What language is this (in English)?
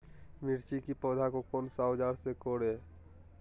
Magahi